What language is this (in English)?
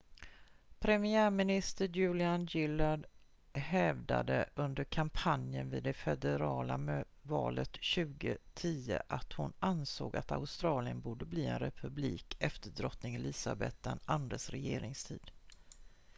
Swedish